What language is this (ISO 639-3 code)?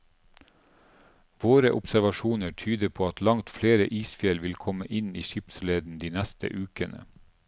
nor